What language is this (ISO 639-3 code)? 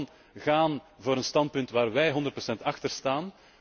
nld